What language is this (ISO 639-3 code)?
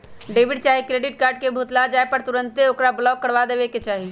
mag